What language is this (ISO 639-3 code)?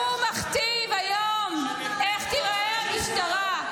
heb